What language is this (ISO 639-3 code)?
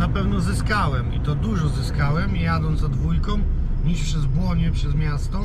pol